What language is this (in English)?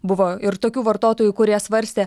Lithuanian